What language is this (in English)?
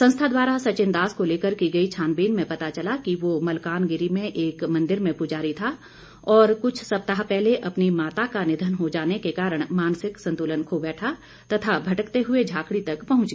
Hindi